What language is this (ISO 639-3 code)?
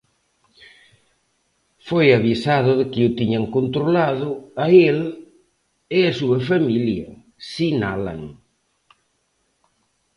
glg